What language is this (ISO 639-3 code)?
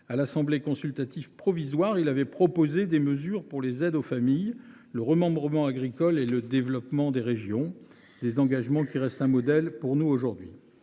fra